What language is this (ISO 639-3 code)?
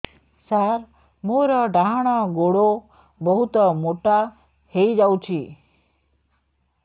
ori